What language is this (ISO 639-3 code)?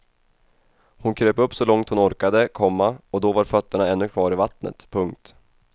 swe